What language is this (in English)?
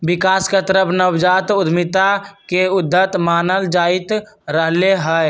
Magahi